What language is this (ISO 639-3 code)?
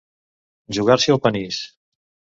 cat